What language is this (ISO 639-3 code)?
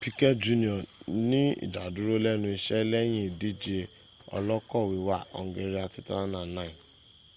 yor